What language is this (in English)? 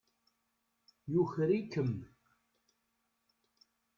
Kabyle